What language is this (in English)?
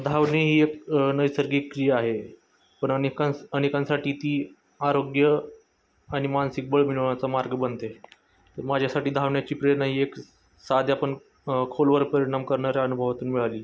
Marathi